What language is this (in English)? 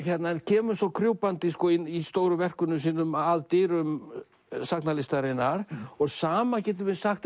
Icelandic